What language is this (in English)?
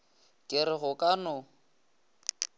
Northern Sotho